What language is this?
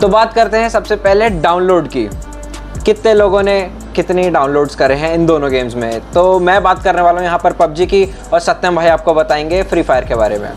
Hindi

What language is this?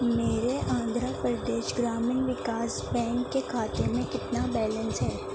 Urdu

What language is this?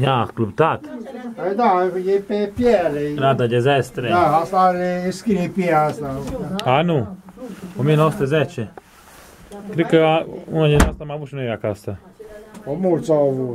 Romanian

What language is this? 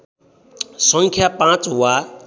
Nepali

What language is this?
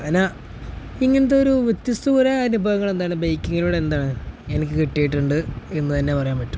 Malayalam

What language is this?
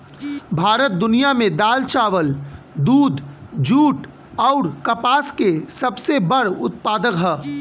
Bhojpuri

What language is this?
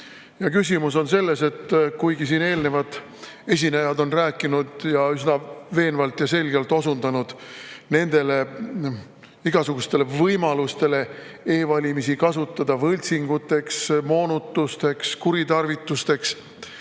Estonian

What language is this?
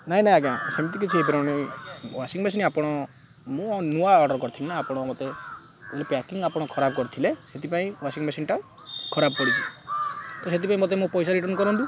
Odia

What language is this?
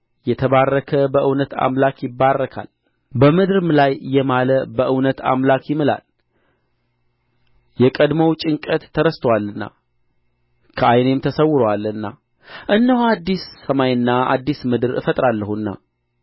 Amharic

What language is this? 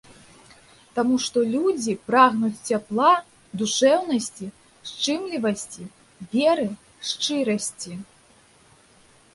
Belarusian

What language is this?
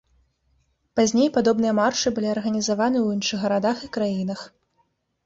Belarusian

